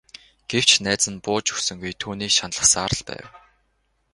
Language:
Mongolian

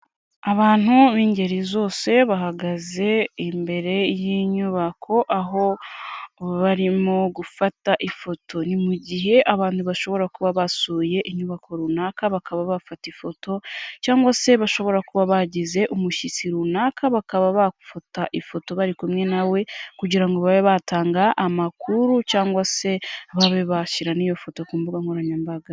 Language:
Kinyarwanda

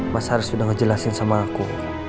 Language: Indonesian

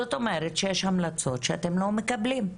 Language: Hebrew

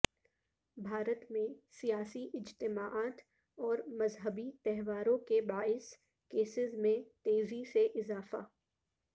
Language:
Urdu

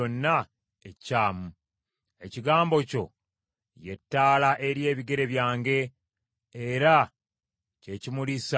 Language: Ganda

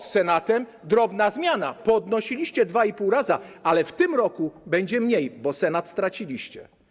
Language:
Polish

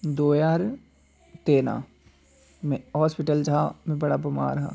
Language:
Dogri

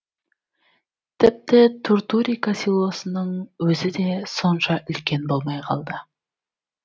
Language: Kazakh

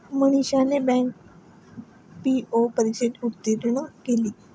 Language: Marathi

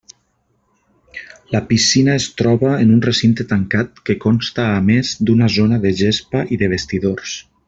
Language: Catalan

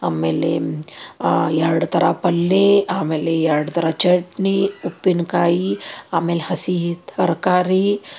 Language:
Kannada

